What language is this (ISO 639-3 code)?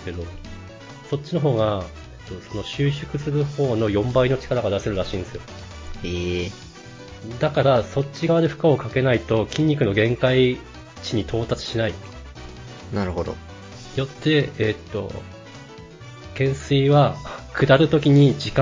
jpn